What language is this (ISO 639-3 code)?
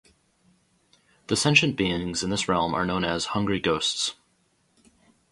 eng